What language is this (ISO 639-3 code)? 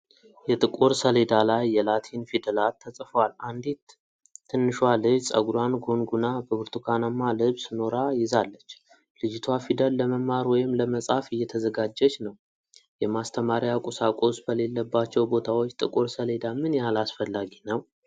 amh